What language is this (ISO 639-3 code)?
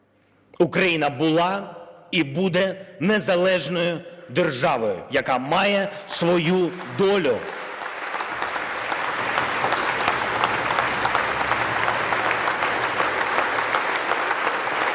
ukr